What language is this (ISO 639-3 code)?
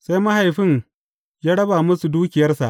hau